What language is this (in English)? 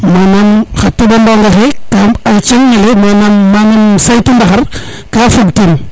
Serer